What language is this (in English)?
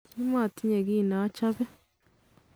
Kalenjin